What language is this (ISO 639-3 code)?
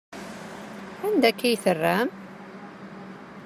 kab